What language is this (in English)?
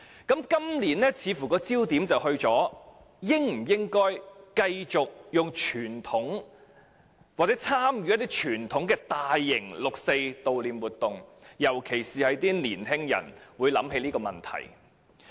Cantonese